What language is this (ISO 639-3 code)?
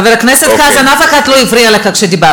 heb